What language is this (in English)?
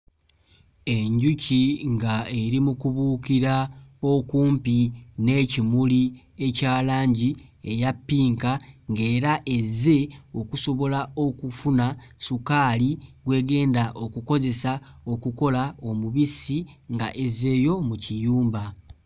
Ganda